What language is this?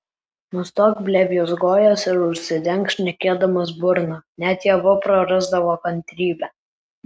Lithuanian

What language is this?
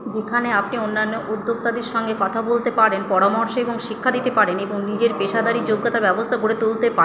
Bangla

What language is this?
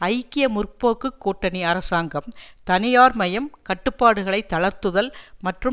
Tamil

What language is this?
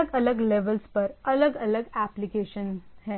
Hindi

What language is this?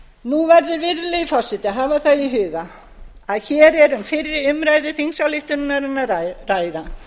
Icelandic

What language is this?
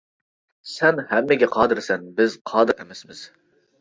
Uyghur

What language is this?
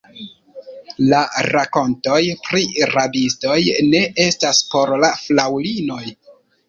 Esperanto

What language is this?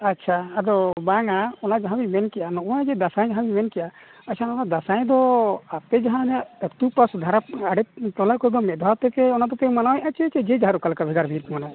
Santali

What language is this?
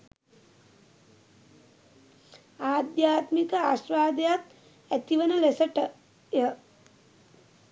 Sinhala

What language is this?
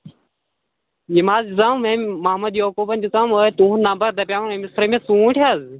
Kashmiri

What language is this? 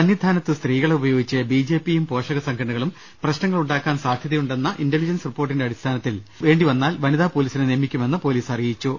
Malayalam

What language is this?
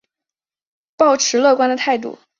Chinese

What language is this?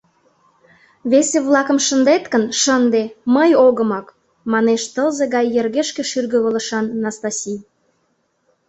Mari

